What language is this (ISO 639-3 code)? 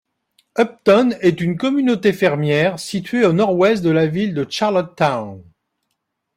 fra